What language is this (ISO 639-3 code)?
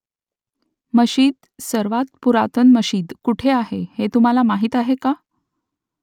mar